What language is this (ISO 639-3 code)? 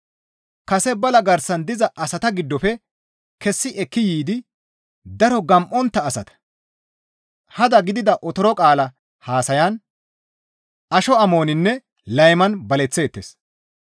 gmv